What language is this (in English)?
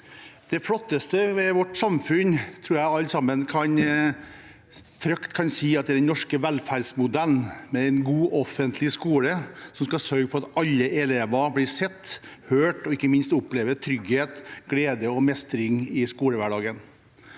Norwegian